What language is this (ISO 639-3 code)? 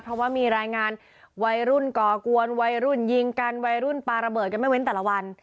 tha